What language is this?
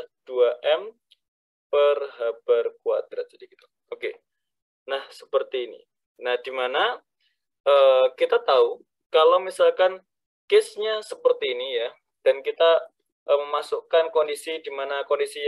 Indonesian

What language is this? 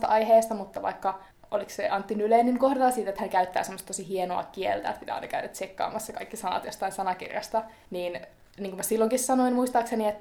Finnish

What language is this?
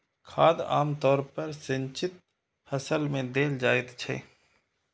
Maithili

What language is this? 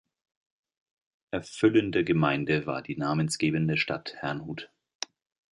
German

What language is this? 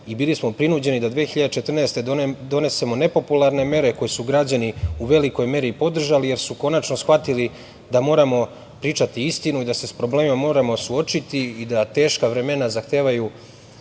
Serbian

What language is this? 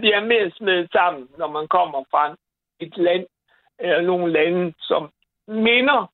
Danish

